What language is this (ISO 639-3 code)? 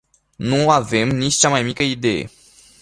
ron